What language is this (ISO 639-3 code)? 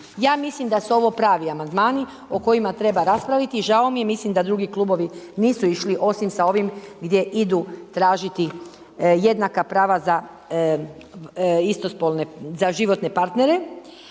hrv